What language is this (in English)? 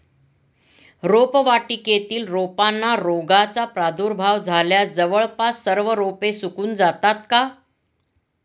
Marathi